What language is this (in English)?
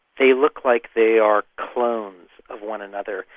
English